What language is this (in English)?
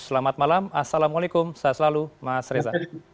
Indonesian